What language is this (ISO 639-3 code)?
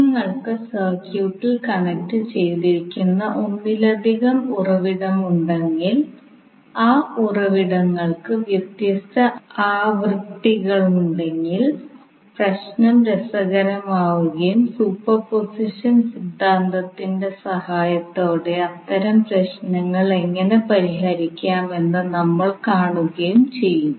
mal